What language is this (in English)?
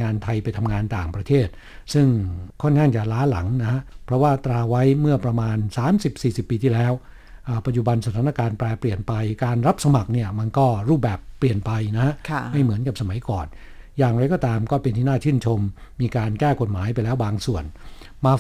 Thai